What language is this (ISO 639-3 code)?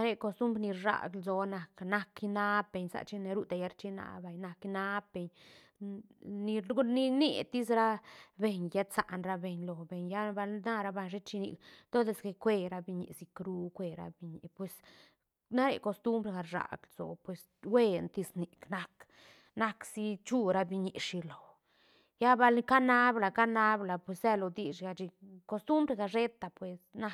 ztn